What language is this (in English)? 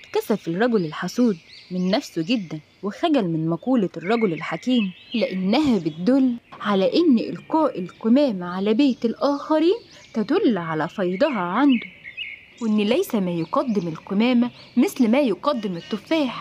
Arabic